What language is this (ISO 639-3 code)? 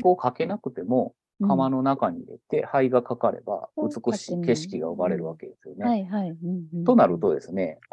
jpn